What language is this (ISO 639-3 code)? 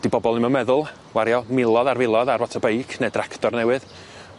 cym